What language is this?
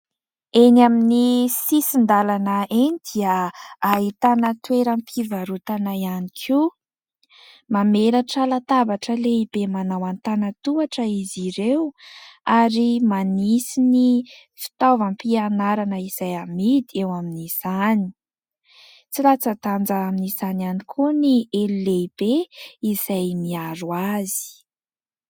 Malagasy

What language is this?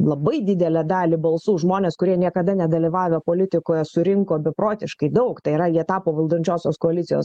Lithuanian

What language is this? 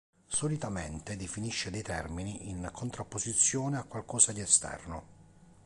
Italian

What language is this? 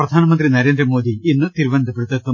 Malayalam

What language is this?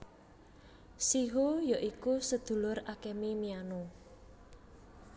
Javanese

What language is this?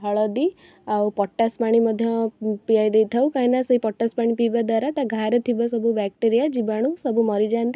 Odia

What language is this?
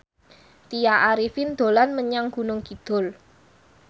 Javanese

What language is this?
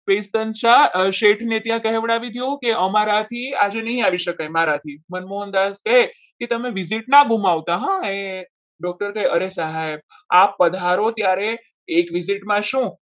Gujarati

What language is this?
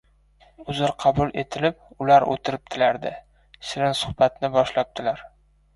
Uzbek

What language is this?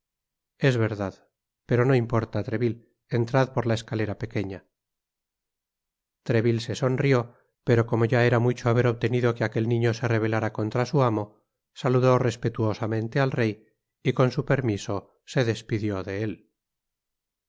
Spanish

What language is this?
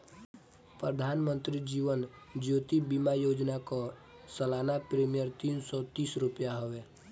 Bhojpuri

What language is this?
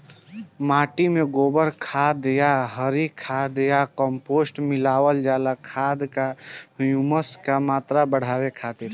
Bhojpuri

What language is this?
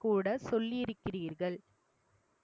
Tamil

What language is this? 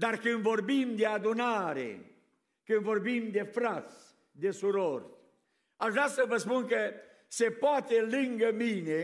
Romanian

